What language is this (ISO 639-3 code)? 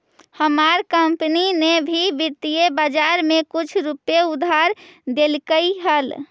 mag